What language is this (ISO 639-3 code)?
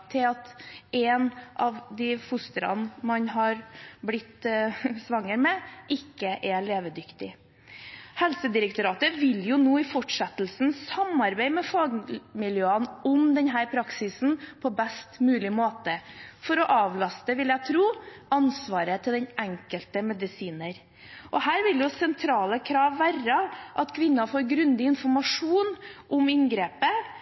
nob